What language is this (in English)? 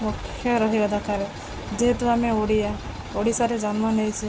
Odia